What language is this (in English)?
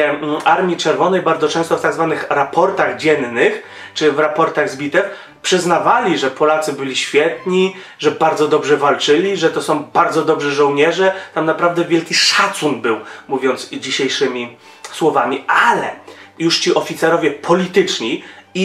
Polish